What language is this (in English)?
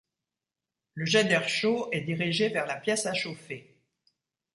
French